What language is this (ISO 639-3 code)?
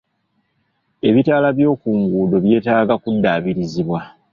lug